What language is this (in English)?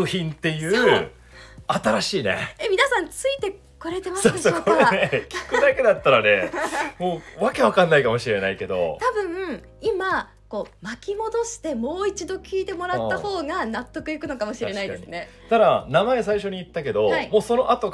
Japanese